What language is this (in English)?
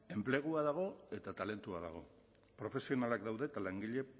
Basque